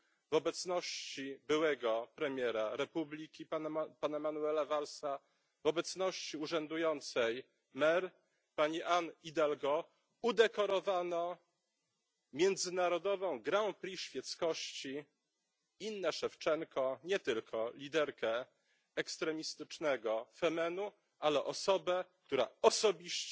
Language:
Polish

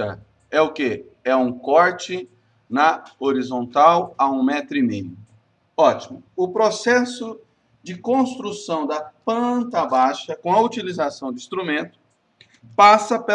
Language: Portuguese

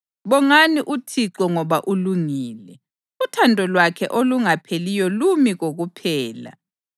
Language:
North Ndebele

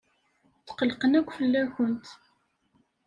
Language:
Kabyle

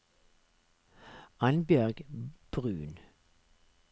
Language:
Norwegian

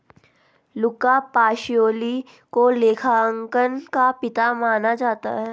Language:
Hindi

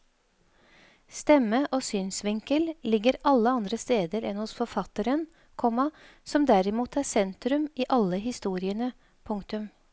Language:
Norwegian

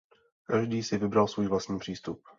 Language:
Czech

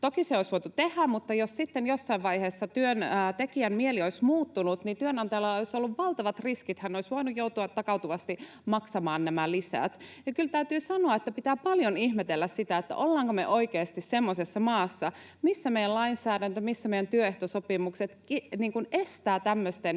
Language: Finnish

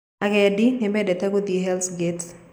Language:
Kikuyu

